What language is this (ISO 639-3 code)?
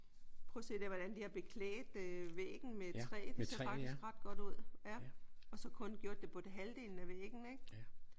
dan